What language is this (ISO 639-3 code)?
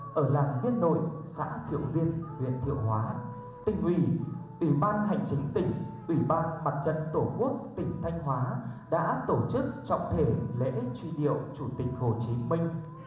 vie